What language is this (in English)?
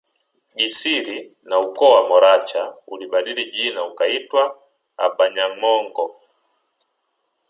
Swahili